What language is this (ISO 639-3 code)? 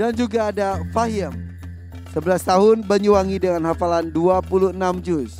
ind